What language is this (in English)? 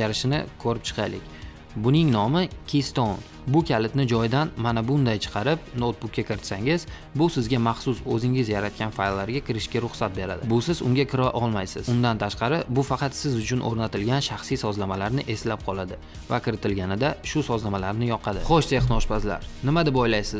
Turkish